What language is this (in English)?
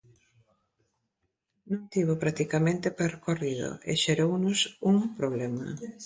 Galician